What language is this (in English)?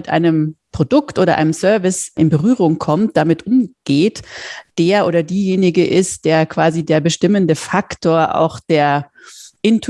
German